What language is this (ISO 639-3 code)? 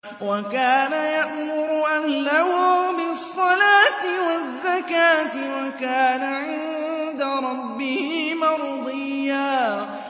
ara